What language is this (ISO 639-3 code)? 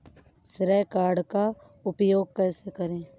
hin